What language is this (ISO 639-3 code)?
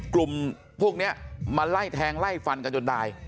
tha